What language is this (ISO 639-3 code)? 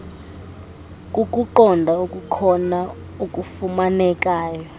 xho